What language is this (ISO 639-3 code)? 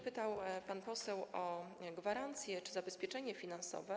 pol